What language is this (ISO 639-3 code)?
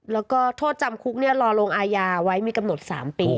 tha